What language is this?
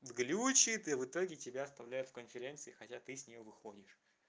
Russian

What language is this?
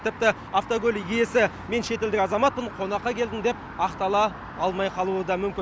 Kazakh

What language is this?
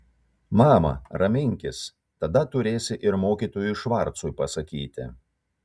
Lithuanian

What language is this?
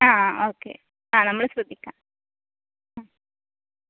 Malayalam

